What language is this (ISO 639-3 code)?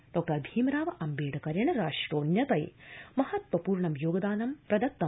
san